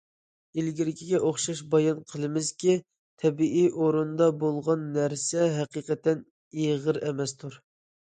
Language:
Uyghur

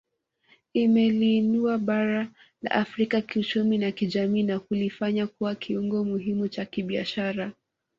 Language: Swahili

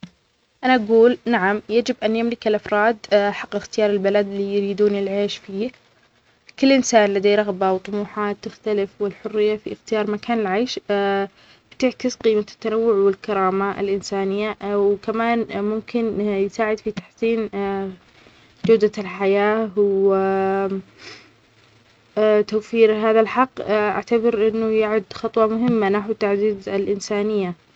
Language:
Omani Arabic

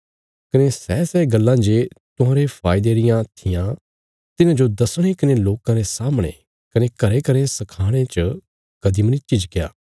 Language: Bilaspuri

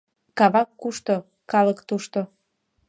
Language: Mari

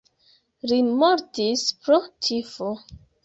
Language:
Esperanto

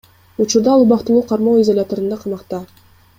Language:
Kyrgyz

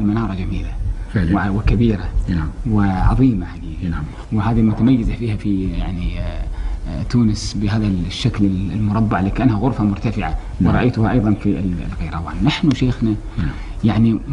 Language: Arabic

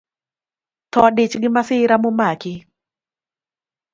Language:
Luo (Kenya and Tanzania)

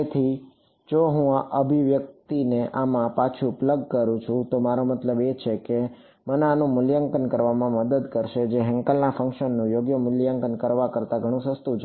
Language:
Gujarati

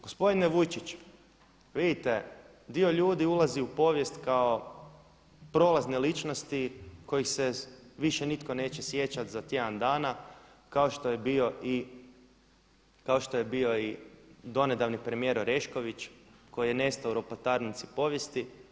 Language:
Croatian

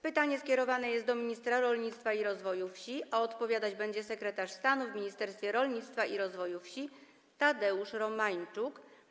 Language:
Polish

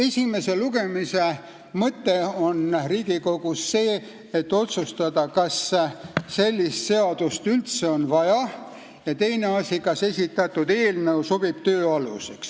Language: Estonian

